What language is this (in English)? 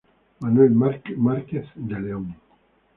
Spanish